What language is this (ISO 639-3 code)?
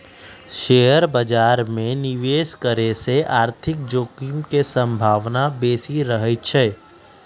mag